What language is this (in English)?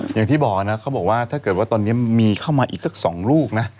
Thai